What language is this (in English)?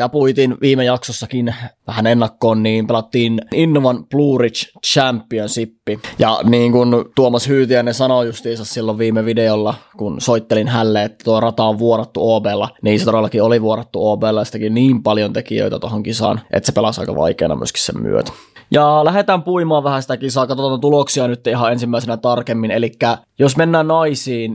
Finnish